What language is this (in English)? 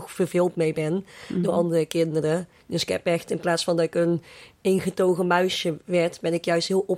Dutch